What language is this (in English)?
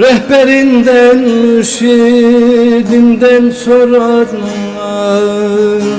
Turkish